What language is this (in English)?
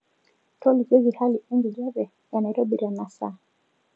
Masai